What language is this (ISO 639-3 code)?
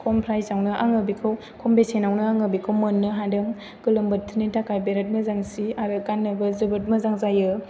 brx